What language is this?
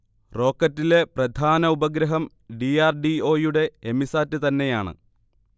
Malayalam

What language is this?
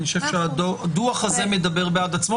Hebrew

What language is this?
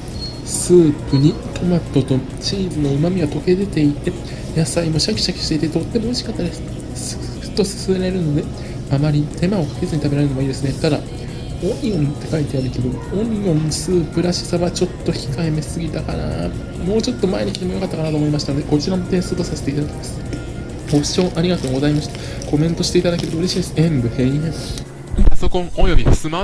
Japanese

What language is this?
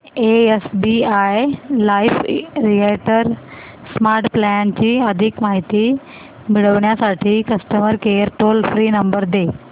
Marathi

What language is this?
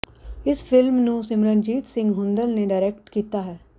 Punjabi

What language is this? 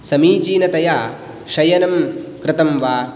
Sanskrit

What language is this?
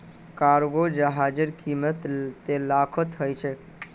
Magahi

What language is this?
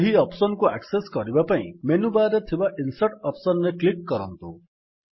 Odia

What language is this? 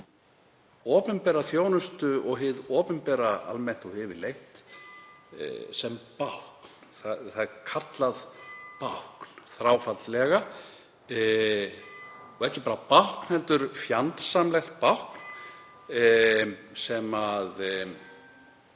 Icelandic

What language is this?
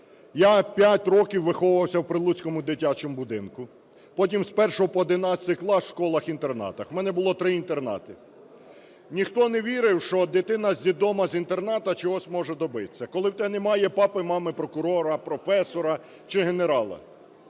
Ukrainian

